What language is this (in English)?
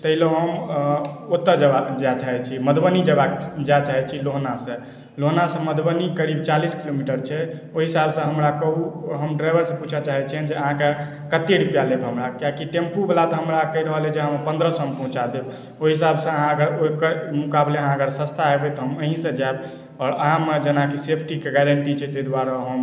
Maithili